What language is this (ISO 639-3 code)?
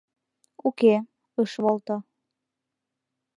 chm